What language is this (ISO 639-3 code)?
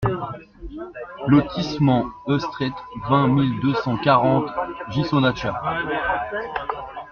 fra